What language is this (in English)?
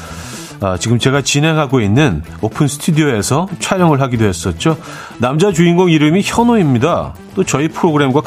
Korean